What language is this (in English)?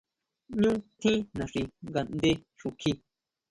Huautla Mazatec